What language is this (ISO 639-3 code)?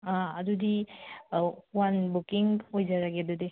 mni